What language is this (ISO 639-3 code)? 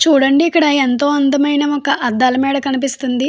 tel